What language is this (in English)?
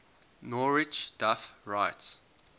English